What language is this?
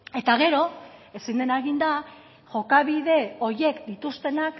Basque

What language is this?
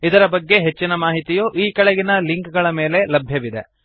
Kannada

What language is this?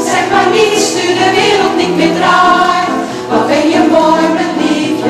Dutch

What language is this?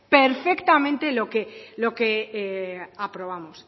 Spanish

